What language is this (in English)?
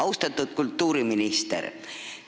Estonian